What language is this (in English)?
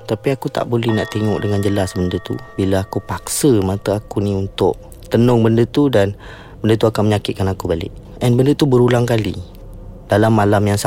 Malay